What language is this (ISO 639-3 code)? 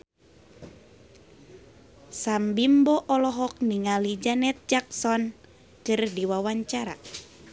sun